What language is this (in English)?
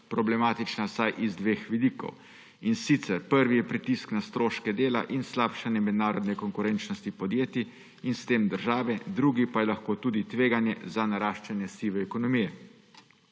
Slovenian